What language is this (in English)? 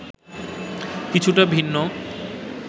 Bangla